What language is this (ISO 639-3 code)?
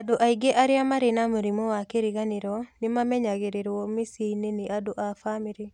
kik